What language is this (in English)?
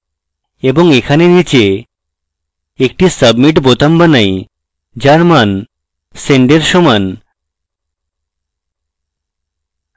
Bangla